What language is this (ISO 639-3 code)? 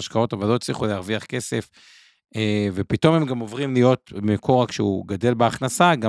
heb